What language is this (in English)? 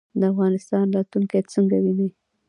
Pashto